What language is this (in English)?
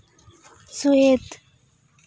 Santali